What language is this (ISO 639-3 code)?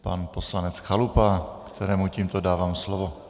ces